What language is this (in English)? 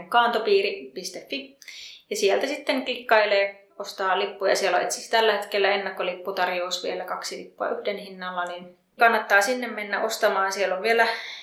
Finnish